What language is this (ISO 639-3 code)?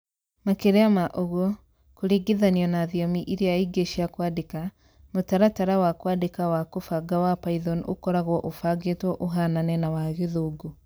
kik